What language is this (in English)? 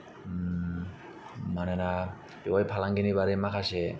Bodo